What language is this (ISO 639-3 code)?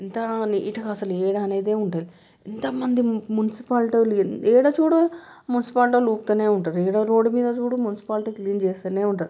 tel